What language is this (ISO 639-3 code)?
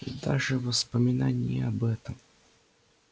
rus